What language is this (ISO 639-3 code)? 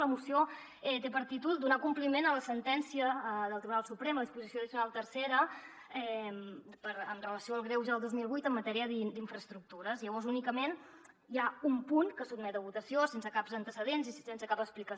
cat